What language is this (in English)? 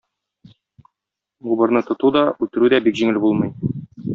Tatar